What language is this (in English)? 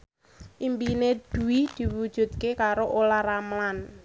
Javanese